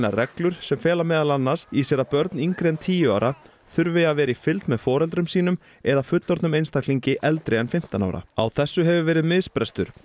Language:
Icelandic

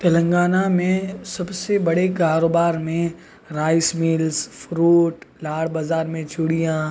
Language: Urdu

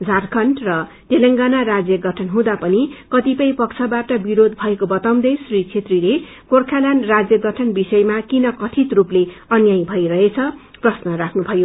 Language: Nepali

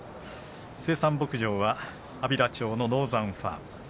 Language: Japanese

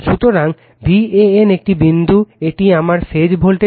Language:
Bangla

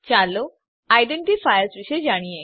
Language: Gujarati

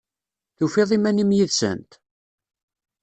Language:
Kabyle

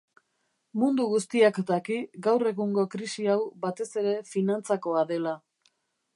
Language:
Basque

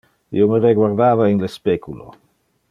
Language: Interlingua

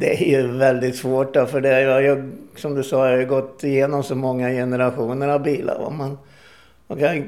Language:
Swedish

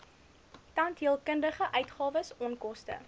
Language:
Afrikaans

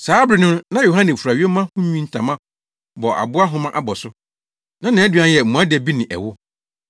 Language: Akan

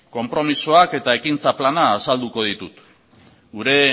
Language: Basque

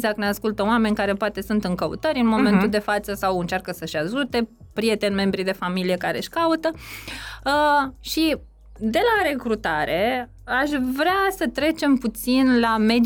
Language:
Romanian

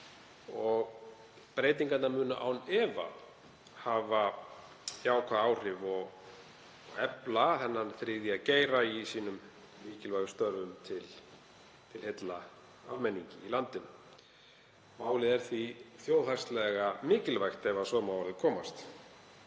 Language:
Icelandic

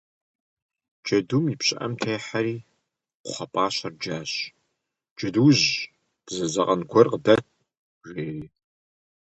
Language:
Kabardian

